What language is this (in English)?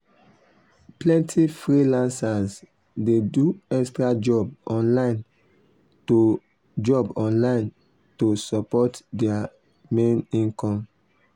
Nigerian Pidgin